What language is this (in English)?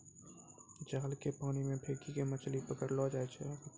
Maithili